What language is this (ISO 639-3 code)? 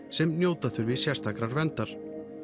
isl